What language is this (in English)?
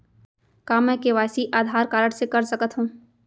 Chhattisgarhi